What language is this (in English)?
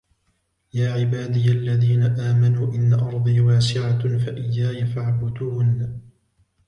Arabic